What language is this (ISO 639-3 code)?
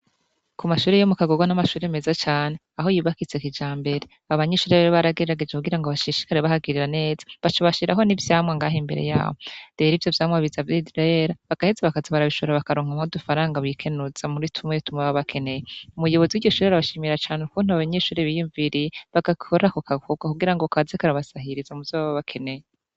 run